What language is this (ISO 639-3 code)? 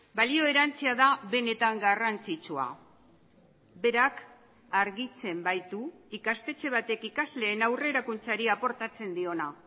eus